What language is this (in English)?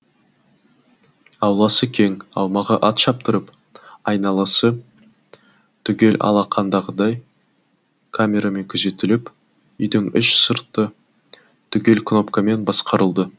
Kazakh